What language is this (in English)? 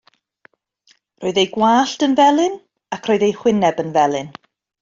Welsh